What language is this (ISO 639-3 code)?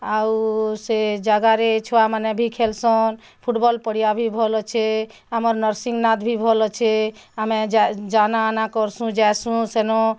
ori